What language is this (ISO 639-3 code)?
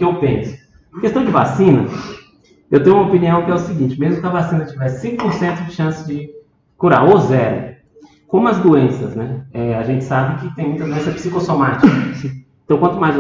por